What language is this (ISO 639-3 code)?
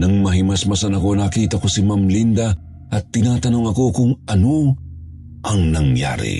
fil